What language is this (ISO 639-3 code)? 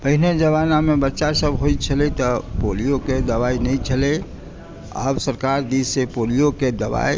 mai